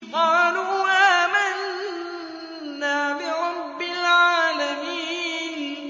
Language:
Arabic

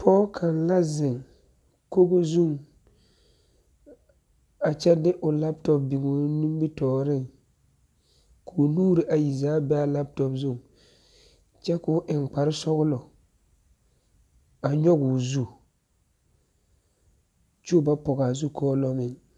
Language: Southern Dagaare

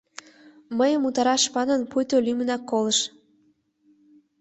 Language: Mari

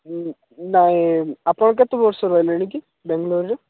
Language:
Odia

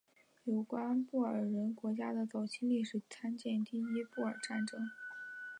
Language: Chinese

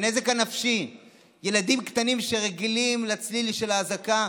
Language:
Hebrew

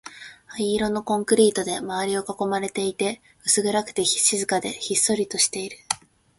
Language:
Japanese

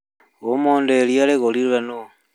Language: Kikuyu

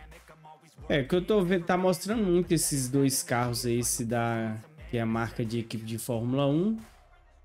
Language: Portuguese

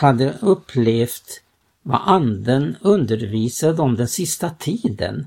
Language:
Swedish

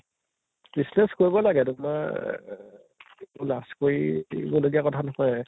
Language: Assamese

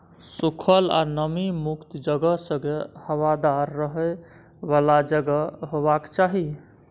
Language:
Maithili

